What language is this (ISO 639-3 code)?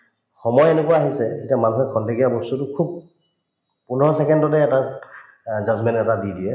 asm